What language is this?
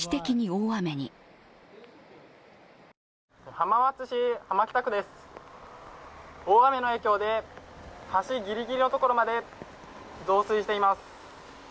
Japanese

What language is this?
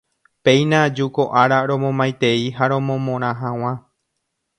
Guarani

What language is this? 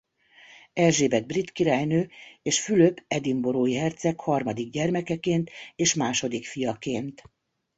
Hungarian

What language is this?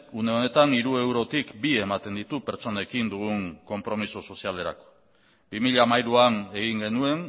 Basque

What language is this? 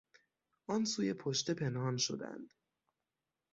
Persian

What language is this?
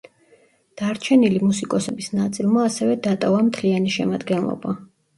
Georgian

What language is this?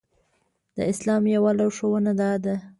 Pashto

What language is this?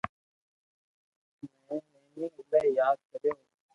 Loarki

